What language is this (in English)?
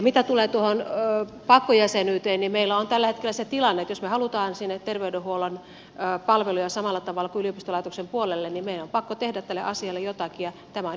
Finnish